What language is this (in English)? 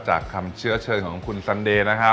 Thai